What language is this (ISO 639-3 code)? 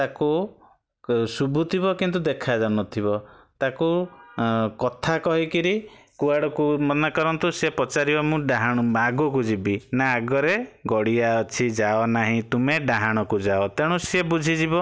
ori